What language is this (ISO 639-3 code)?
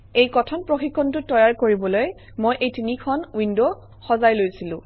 asm